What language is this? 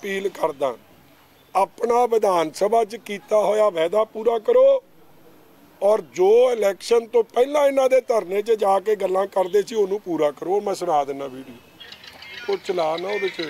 Hindi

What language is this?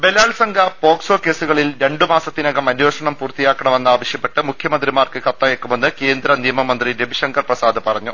Malayalam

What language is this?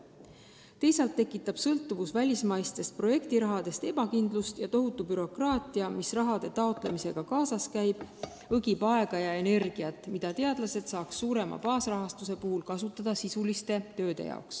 Estonian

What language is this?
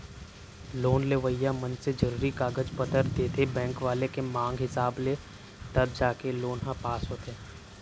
Chhattisgarhi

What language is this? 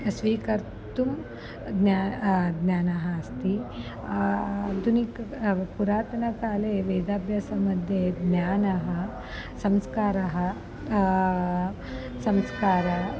Sanskrit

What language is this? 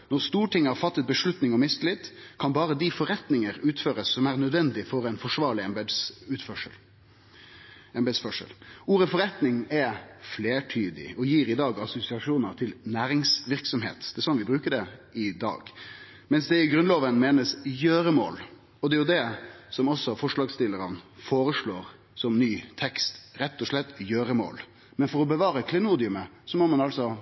Norwegian Nynorsk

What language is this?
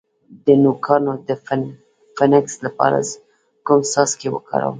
Pashto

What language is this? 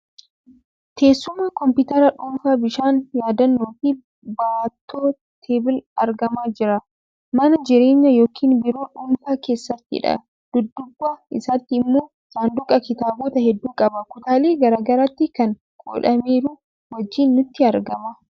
Oromo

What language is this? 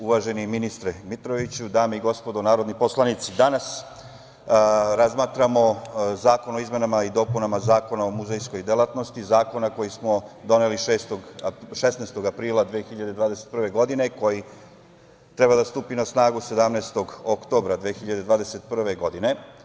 Serbian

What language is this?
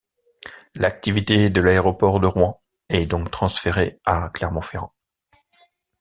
French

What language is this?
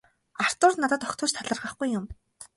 Mongolian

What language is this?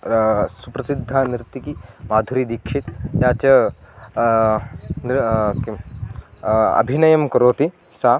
Sanskrit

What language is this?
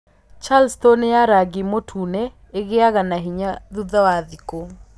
Kikuyu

